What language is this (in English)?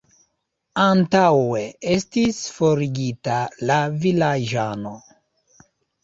Esperanto